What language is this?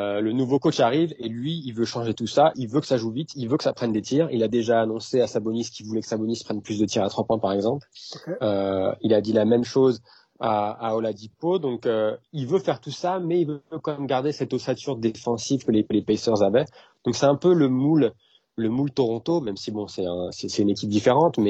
French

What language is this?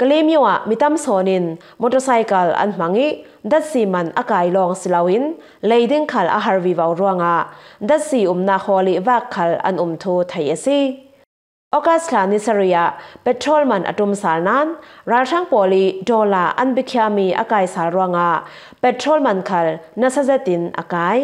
Thai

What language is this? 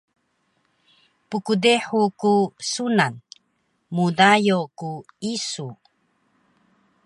Taroko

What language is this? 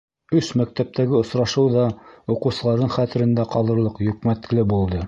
Bashkir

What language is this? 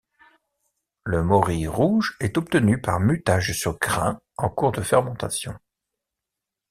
French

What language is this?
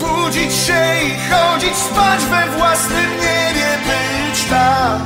Polish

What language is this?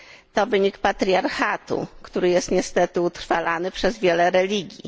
Polish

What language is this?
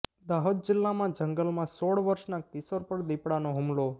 Gujarati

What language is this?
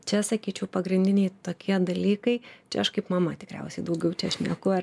Lithuanian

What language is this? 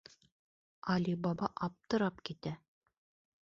Bashkir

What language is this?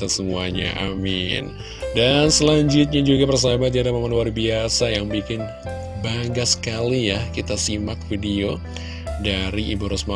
Indonesian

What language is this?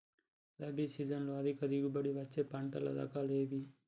Telugu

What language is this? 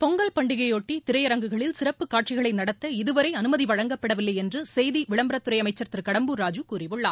Tamil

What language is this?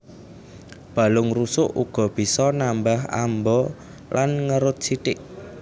Javanese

